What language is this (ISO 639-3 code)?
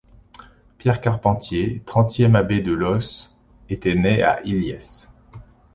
fra